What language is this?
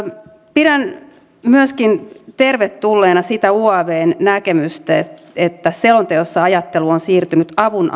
Finnish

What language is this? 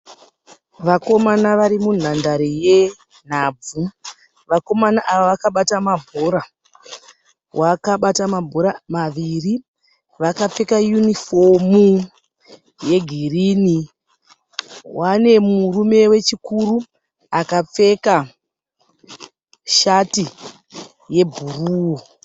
Shona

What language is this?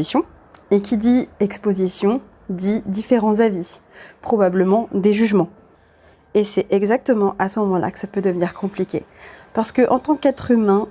French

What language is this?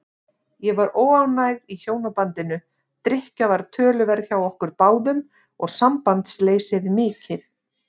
Icelandic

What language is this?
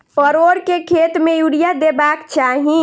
Maithili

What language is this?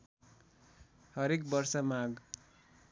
Nepali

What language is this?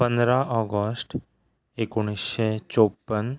Konkani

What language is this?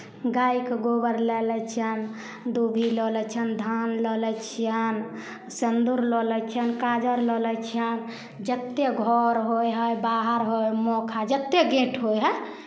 Maithili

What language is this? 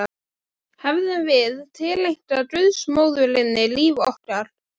Icelandic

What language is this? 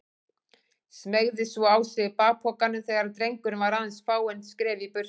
Icelandic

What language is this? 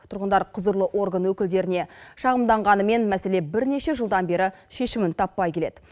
Kazakh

